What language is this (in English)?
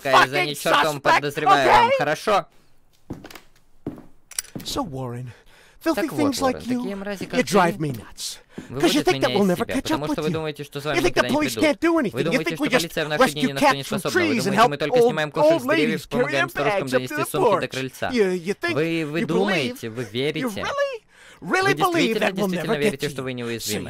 Russian